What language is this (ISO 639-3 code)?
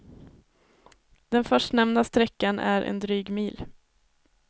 swe